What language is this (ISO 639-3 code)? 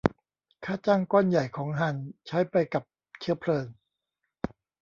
tha